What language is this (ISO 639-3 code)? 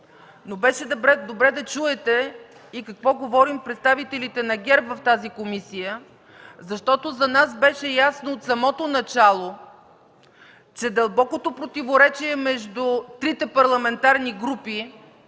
bul